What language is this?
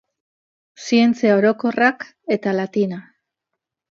Basque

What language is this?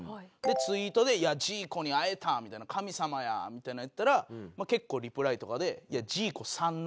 Japanese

